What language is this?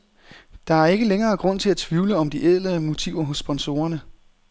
Danish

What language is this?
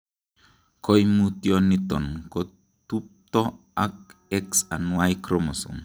Kalenjin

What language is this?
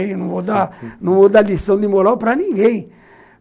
Portuguese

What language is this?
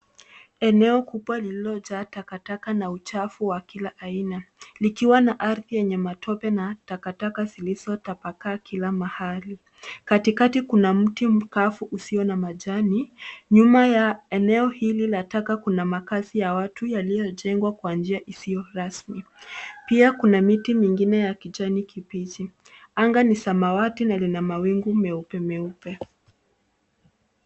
Swahili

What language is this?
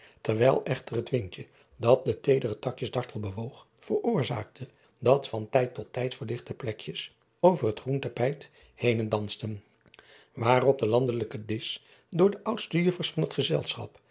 Dutch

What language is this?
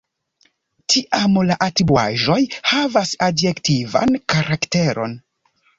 Esperanto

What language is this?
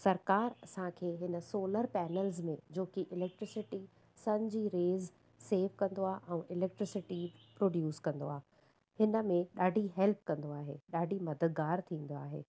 Sindhi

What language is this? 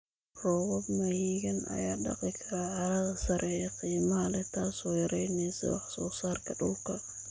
Somali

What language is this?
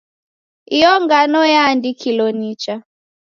Taita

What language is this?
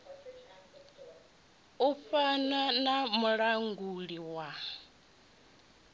Venda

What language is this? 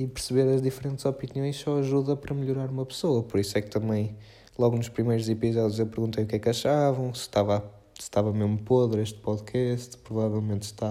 Portuguese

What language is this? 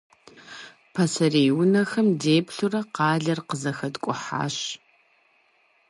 Kabardian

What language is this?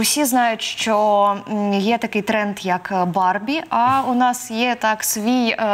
Ukrainian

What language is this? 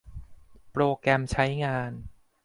Thai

